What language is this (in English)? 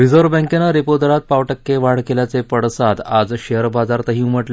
Marathi